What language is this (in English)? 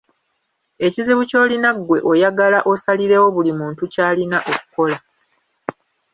Ganda